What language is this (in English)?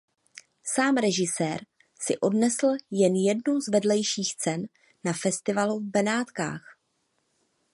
Czech